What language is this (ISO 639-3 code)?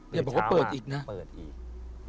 tha